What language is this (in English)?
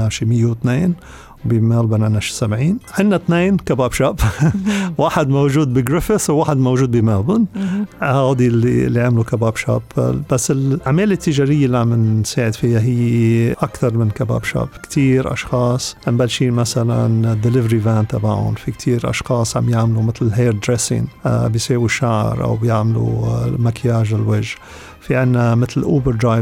Arabic